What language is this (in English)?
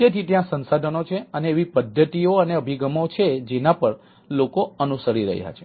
Gujarati